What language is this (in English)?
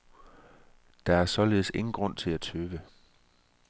Danish